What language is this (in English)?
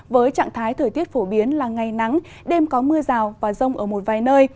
Vietnamese